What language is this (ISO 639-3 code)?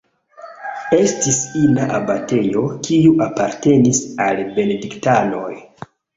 epo